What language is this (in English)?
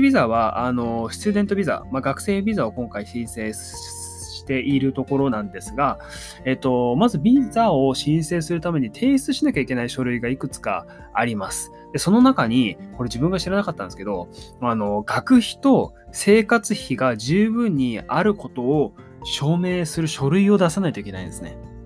Japanese